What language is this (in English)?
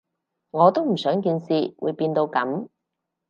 Cantonese